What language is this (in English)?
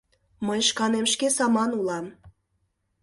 Mari